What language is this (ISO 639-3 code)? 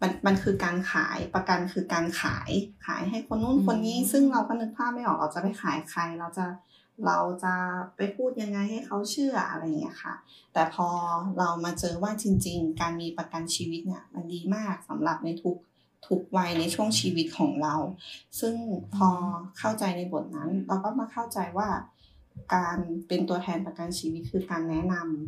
tha